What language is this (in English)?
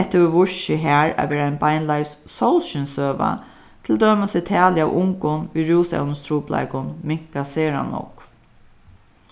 Faroese